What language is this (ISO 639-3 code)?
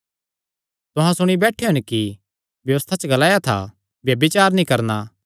xnr